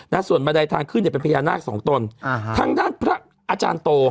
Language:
Thai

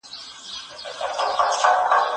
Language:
Pashto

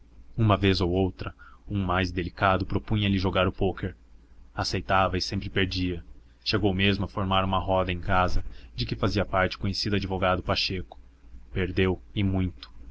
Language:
Portuguese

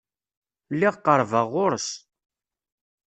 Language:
Kabyle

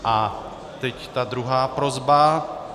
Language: Czech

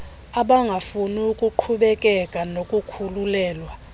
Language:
Xhosa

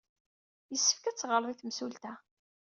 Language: Kabyle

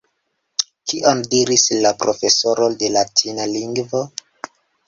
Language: Esperanto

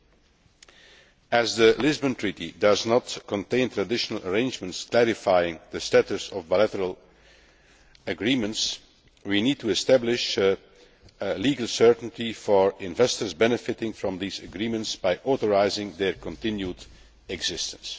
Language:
English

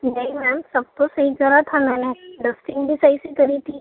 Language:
Urdu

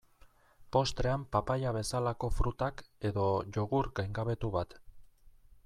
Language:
Basque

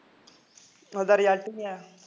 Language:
Punjabi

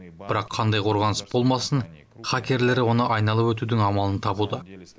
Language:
Kazakh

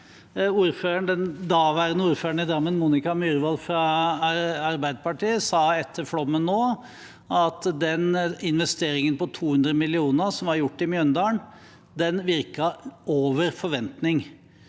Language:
Norwegian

